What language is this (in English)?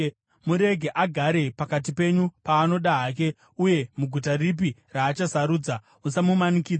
Shona